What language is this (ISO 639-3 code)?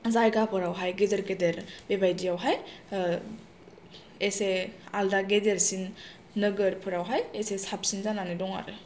brx